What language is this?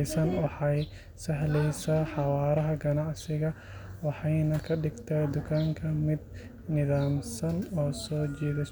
Somali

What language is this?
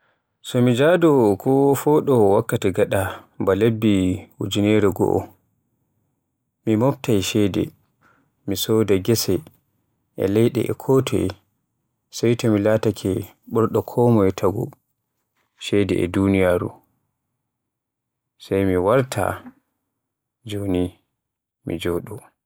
Borgu Fulfulde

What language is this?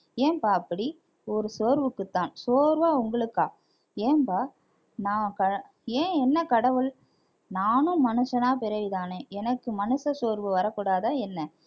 Tamil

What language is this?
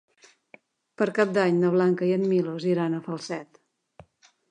Catalan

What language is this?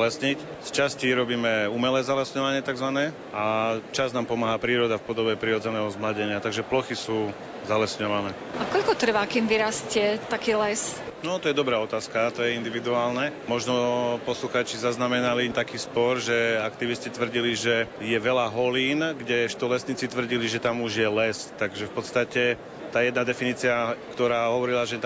Slovak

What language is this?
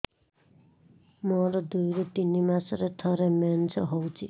Odia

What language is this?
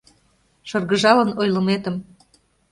Mari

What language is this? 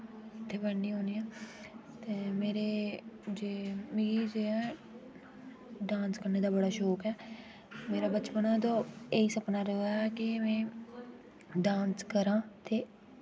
Dogri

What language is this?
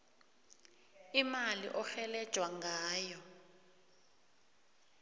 South Ndebele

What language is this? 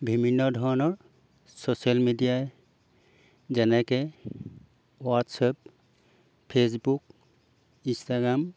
Assamese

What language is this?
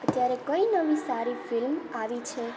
Gujarati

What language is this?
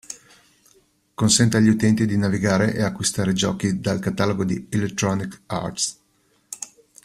Italian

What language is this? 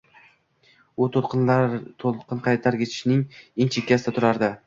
Uzbek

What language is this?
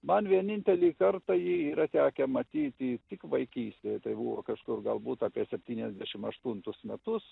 Lithuanian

